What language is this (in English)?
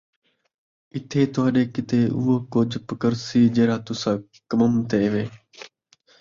Saraiki